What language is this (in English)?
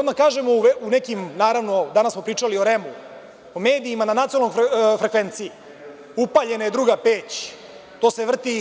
Serbian